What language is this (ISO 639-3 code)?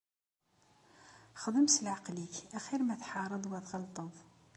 kab